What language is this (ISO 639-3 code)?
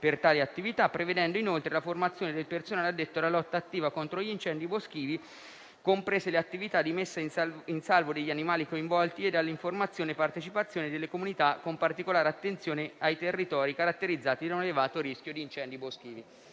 ita